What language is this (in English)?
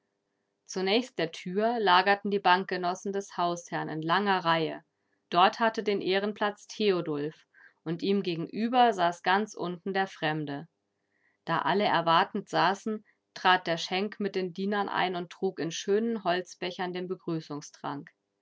German